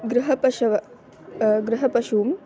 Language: Sanskrit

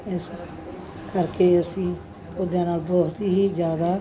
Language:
Punjabi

